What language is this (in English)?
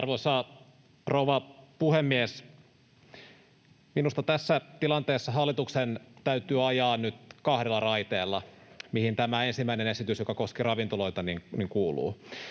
Finnish